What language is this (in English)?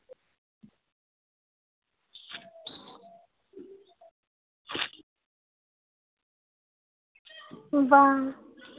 Santali